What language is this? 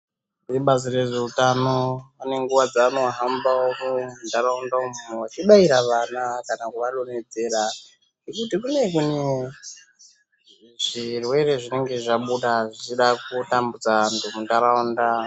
Ndau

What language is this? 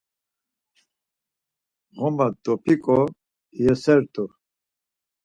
Laz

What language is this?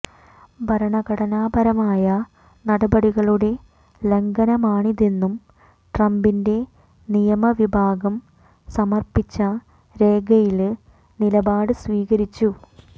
Malayalam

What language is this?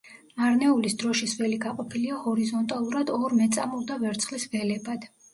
Georgian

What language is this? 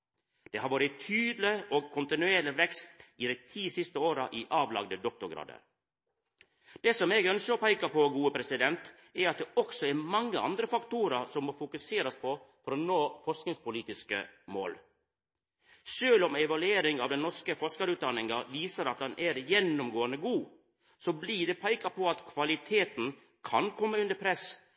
Norwegian Nynorsk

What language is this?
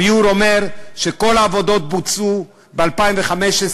Hebrew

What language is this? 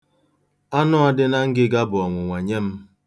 Igbo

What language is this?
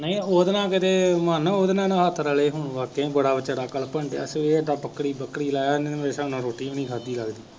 Punjabi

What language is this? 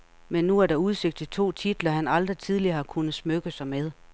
Danish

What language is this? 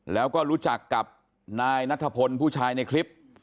Thai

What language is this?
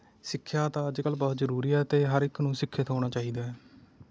Punjabi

